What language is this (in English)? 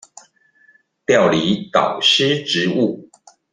Chinese